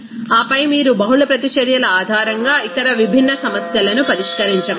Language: Telugu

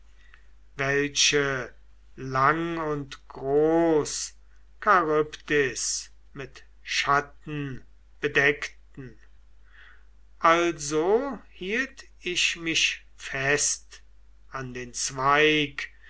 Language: German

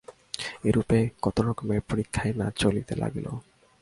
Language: Bangla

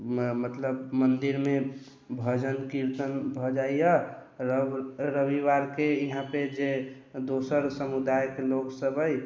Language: Maithili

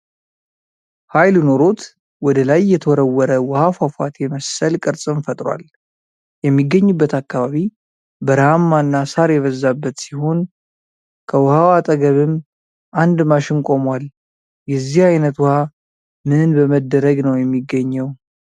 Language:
Amharic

